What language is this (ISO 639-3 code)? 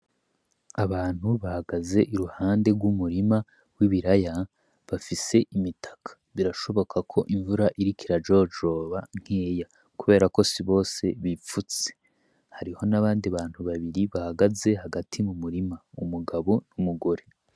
run